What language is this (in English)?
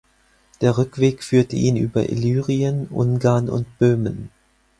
German